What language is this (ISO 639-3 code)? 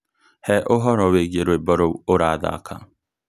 kik